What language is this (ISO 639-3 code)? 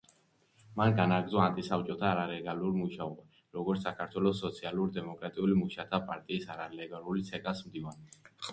kat